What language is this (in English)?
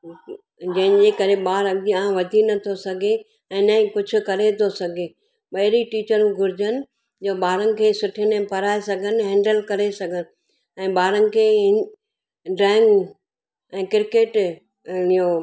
Sindhi